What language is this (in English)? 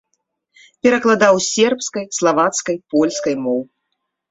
Belarusian